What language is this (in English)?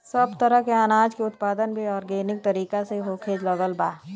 Bhojpuri